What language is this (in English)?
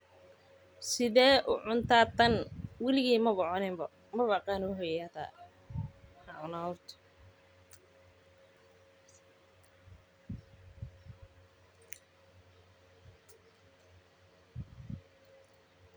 Somali